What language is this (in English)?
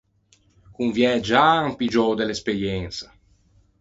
Ligurian